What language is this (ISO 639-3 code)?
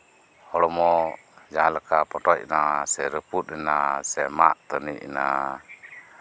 sat